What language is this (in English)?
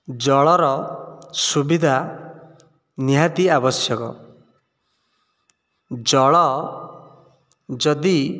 Odia